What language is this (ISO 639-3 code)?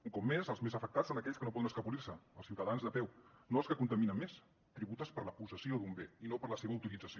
cat